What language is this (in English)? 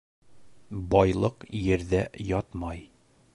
Bashkir